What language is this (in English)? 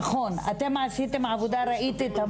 Hebrew